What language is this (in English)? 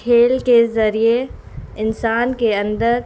Urdu